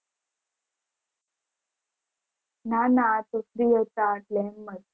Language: Gujarati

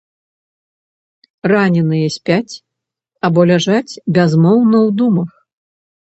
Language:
Belarusian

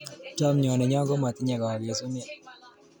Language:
Kalenjin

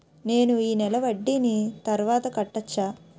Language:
Telugu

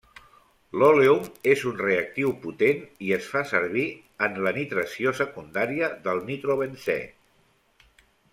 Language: Catalan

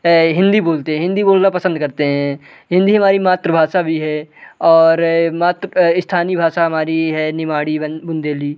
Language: Hindi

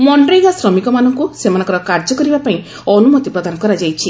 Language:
Odia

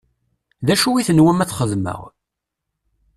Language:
Kabyle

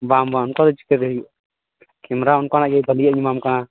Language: Santali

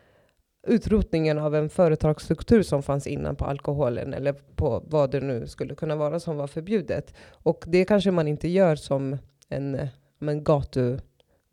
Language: Swedish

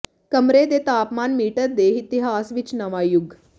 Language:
Punjabi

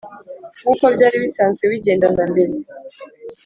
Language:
Kinyarwanda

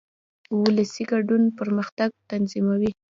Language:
Pashto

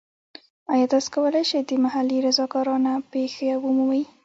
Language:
Pashto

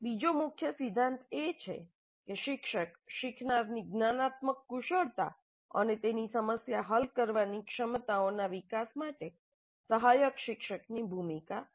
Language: Gujarati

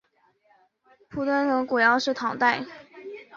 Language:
Chinese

